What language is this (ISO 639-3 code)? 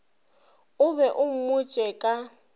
nso